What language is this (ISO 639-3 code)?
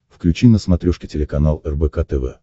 rus